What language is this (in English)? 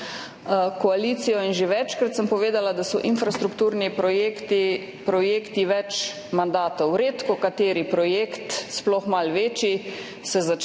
Slovenian